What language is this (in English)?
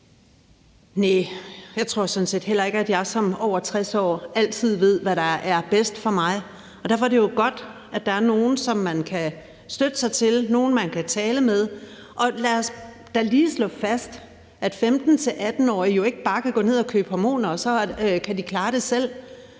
Danish